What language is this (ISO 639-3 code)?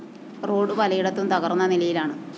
mal